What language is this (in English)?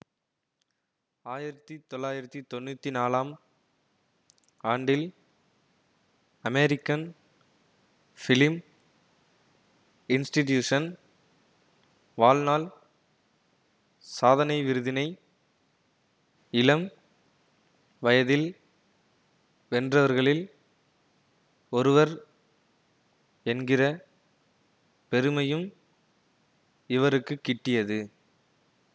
Tamil